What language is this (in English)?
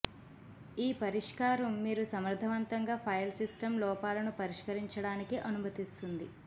Telugu